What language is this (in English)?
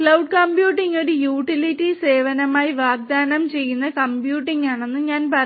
Malayalam